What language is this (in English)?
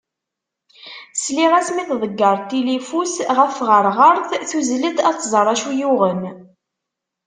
Kabyle